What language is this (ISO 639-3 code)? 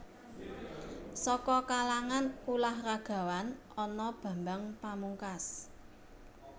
jav